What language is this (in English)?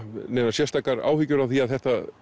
Icelandic